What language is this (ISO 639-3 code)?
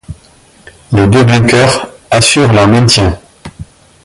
fra